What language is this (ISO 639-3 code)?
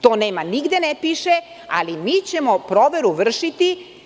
srp